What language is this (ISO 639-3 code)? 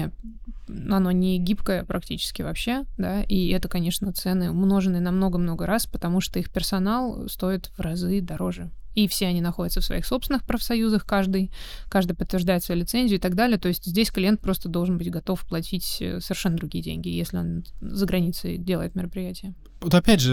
rus